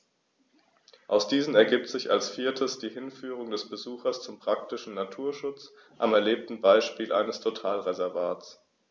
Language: German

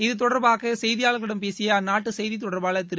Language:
Tamil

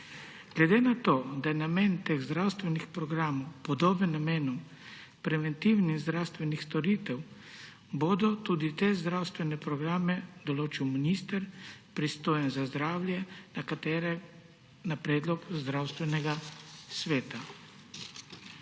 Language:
Slovenian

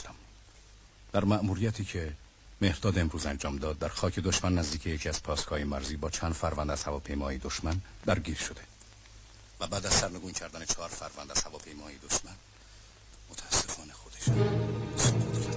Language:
Persian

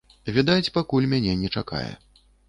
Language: Belarusian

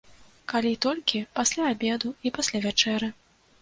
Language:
Belarusian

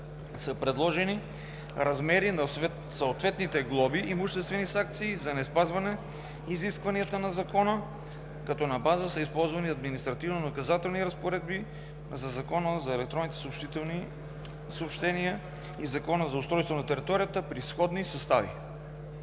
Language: Bulgarian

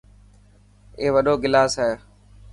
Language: Dhatki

